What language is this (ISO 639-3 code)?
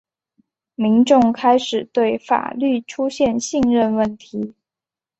zho